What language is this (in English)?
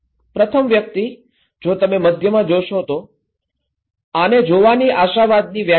Gujarati